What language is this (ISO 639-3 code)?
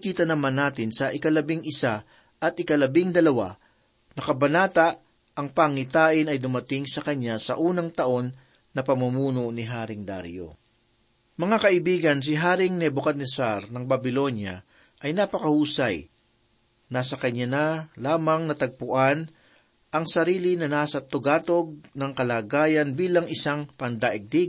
fil